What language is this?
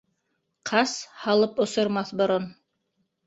Bashkir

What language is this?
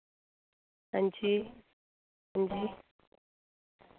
Dogri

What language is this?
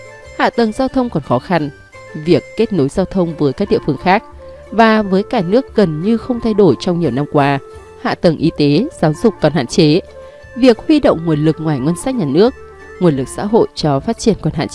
Vietnamese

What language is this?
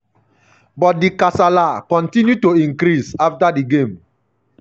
Nigerian Pidgin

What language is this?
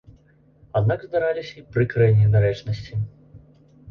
Belarusian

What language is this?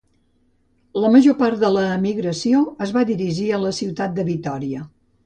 Catalan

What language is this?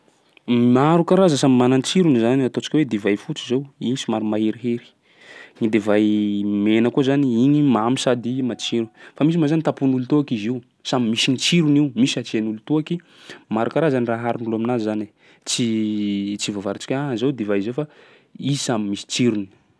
Sakalava Malagasy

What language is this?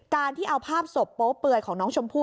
Thai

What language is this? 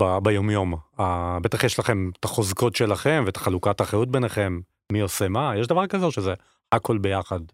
Hebrew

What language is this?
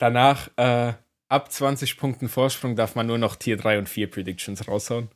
German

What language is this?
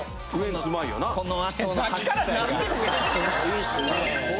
Japanese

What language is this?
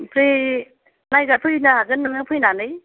Bodo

